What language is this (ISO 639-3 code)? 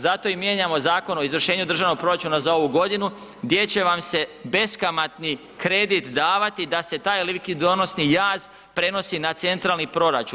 hrv